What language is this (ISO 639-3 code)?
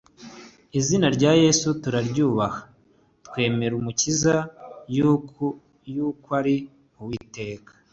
kin